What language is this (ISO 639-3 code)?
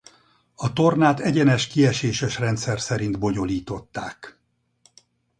hun